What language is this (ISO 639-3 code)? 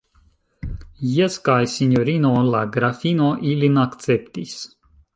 epo